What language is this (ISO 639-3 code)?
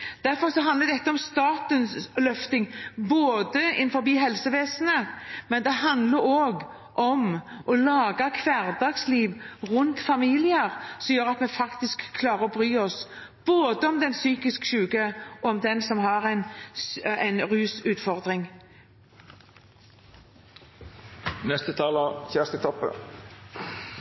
nob